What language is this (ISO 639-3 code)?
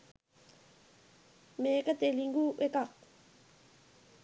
sin